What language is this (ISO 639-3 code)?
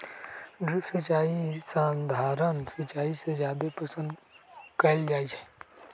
mag